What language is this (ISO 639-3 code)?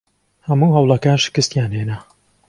ckb